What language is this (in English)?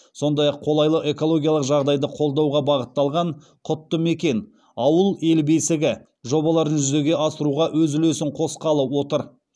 Kazakh